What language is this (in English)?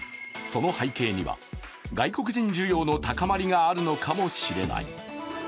Japanese